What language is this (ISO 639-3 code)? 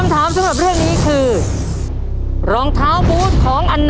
tha